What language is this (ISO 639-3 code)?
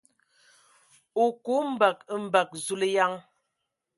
ewo